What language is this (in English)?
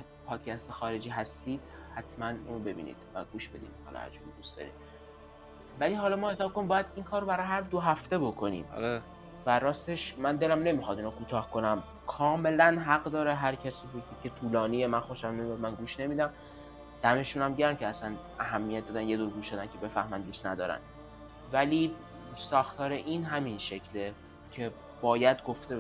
Persian